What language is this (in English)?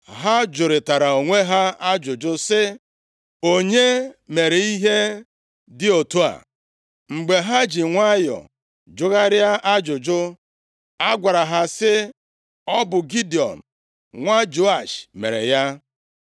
Igbo